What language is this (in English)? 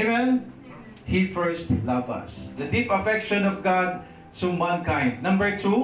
Filipino